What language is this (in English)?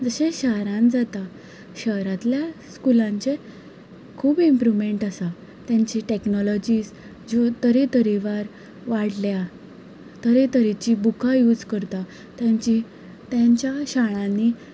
Konkani